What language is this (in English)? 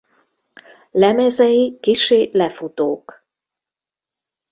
Hungarian